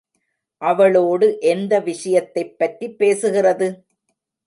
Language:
Tamil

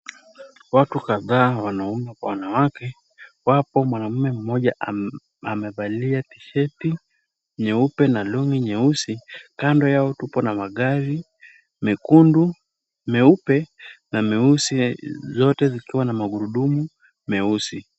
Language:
Swahili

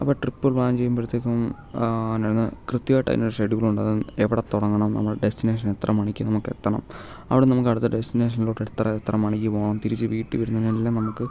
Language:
Malayalam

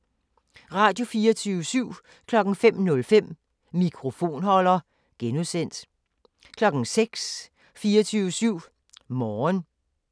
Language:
Danish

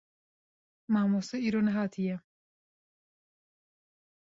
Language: Kurdish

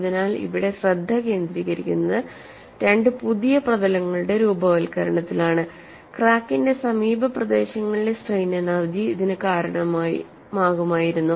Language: Malayalam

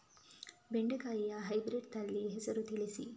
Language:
Kannada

